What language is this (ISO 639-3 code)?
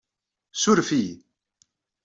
kab